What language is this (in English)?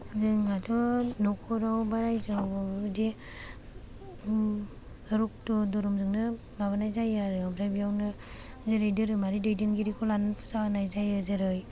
Bodo